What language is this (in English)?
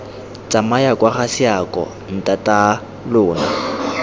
Tswana